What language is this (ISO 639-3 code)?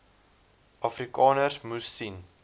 afr